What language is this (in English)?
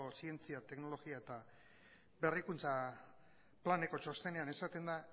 Basque